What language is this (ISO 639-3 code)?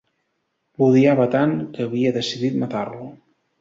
cat